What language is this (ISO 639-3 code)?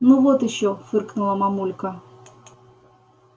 rus